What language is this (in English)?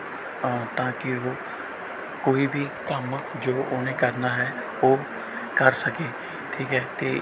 Punjabi